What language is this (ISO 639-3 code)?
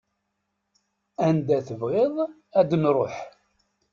kab